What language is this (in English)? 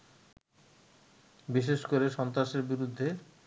Bangla